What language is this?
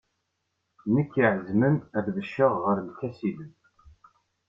Kabyle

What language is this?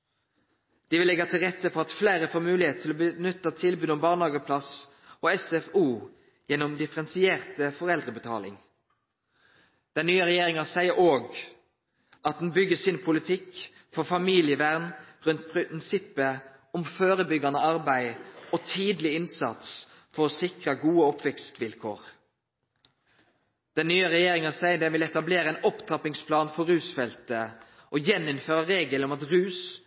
Norwegian Nynorsk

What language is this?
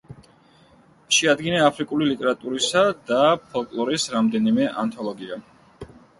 Georgian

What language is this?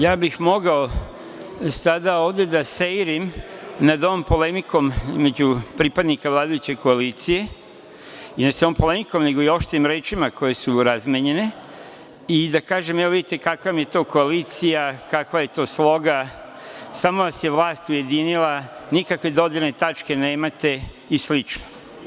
Serbian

